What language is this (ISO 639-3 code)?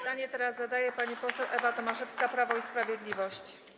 pol